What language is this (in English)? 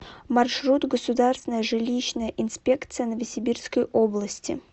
Russian